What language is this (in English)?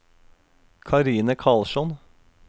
Norwegian